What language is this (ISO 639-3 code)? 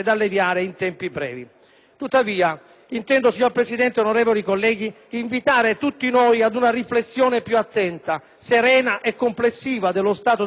ita